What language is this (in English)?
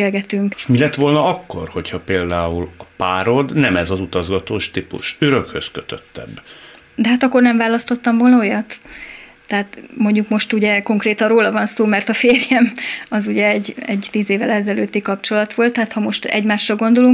Hungarian